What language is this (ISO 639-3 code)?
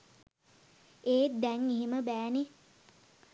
sin